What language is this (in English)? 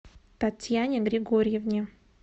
Russian